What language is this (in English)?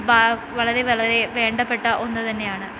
Malayalam